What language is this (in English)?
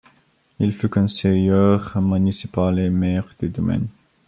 French